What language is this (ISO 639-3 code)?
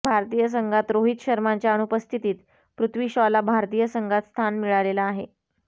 mar